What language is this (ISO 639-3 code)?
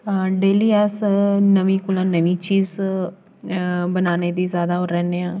doi